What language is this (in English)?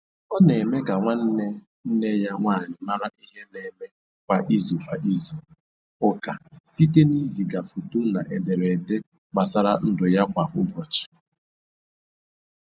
Igbo